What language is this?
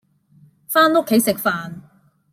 Cantonese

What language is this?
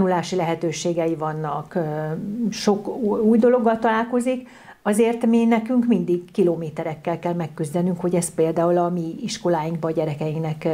Hungarian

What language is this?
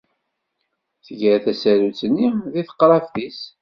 Kabyle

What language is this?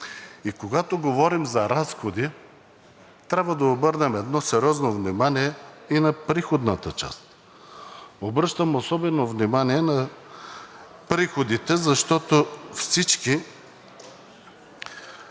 Bulgarian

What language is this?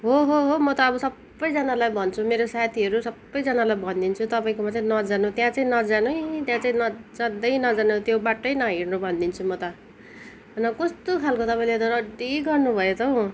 Nepali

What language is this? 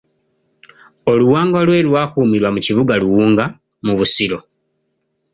Ganda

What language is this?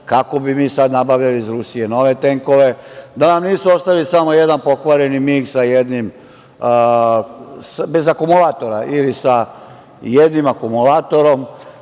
Serbian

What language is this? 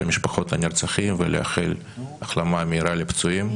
Hebrew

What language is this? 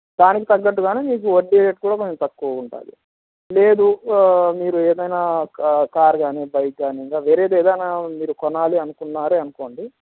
Telugu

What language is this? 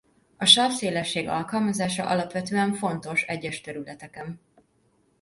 Hungarian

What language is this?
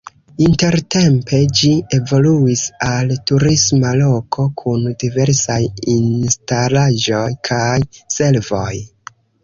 Esperanto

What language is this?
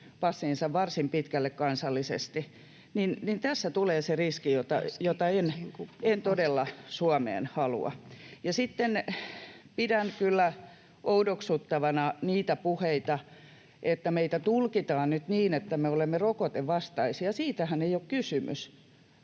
Finnish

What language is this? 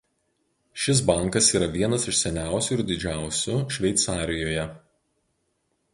Lithuanian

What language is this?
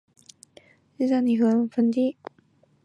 Chinese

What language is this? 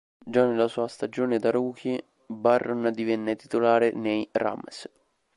Italian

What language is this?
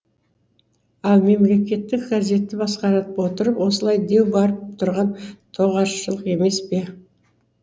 Kazakh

